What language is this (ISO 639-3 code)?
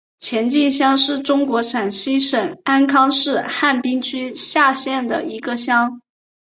zho